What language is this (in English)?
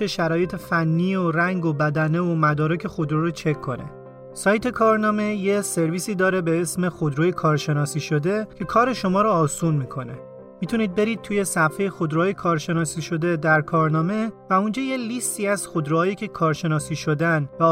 Persian